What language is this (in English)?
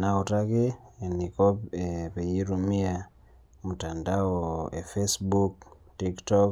Masai